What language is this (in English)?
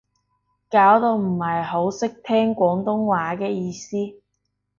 Cantonese